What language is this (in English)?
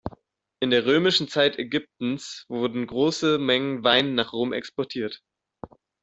German